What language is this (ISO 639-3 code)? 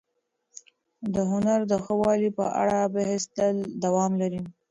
pus